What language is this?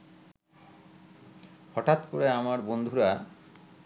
Bangla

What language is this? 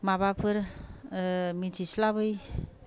Bodo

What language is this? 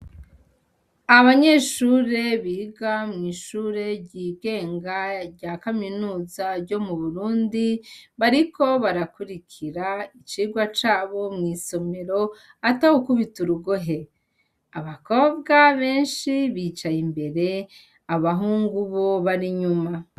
Rundi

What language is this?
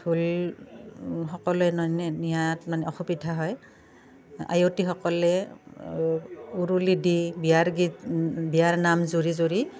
Assamese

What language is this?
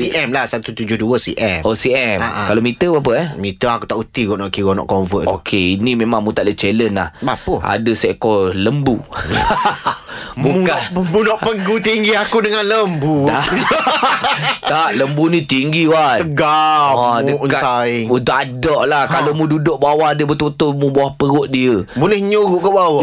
Malay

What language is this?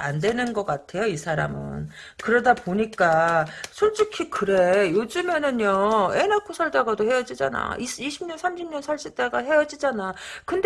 Korean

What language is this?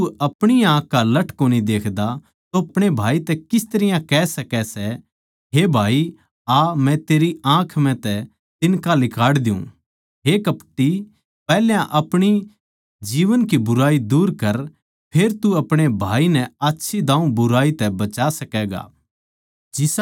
Haryanvi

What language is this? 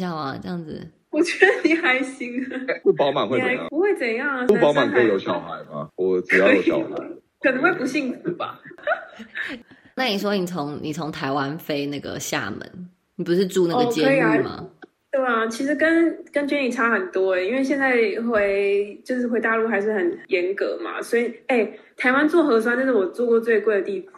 Chinese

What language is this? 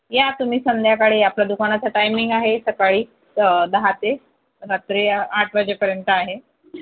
Marathi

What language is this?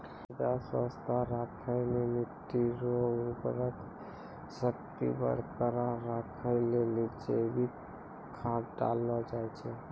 Maithili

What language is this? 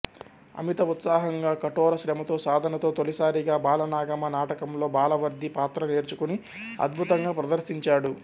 Telugu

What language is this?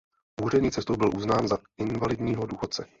Czech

